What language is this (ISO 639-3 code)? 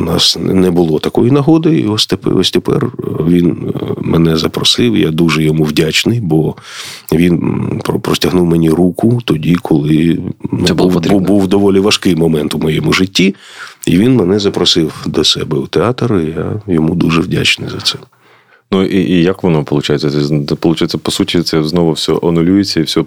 ukr